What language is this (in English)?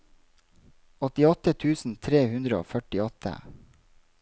Norwegian